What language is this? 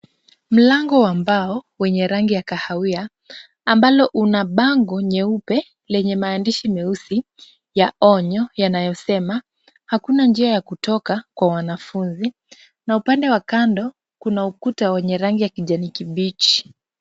Swahili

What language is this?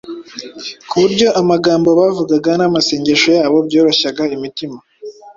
Kinyarwanda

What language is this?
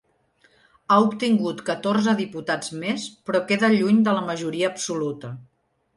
Catalan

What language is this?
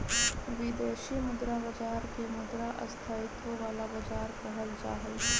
Magahi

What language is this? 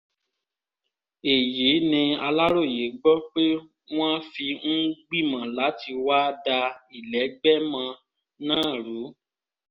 Yoruba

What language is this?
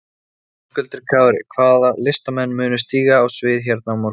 Icelandic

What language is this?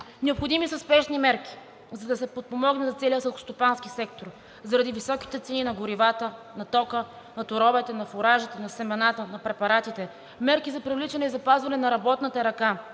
Bulgarian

